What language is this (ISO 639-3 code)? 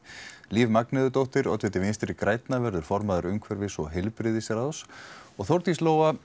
isl